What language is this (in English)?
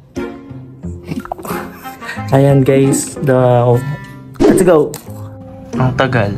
Filipino